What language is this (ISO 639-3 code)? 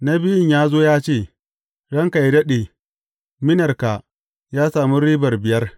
hau